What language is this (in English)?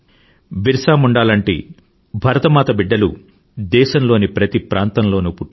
Telugu